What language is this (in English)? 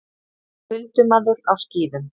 Icelandic